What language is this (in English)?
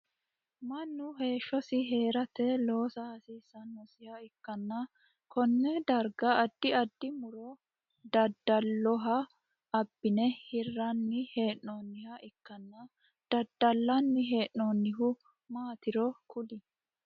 Sidamo